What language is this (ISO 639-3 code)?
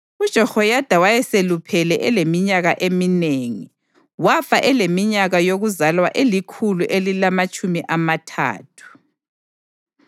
nde